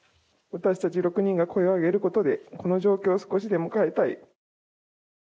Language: Japanese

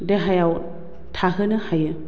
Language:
Bodo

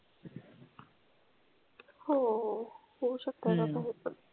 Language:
Marathi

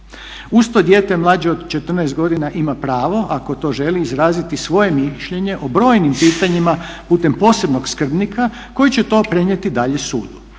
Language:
Croatian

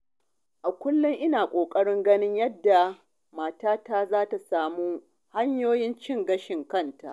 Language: Hausa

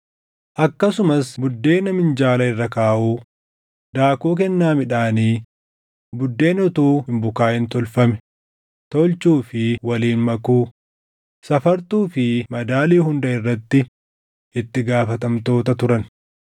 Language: Oromo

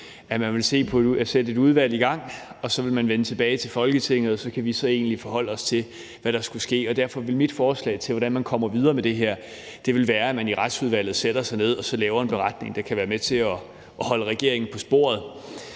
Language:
Danish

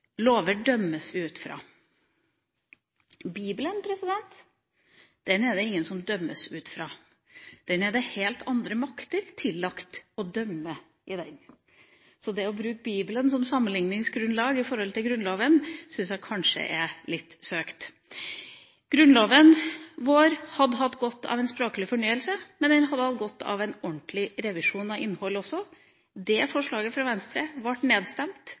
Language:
Norwegian Bokmål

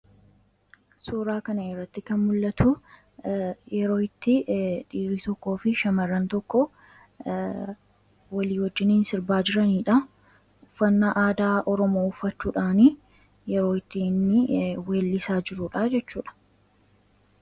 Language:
Oromo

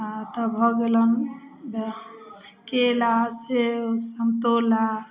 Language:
Maithili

